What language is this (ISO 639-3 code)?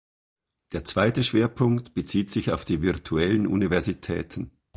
deu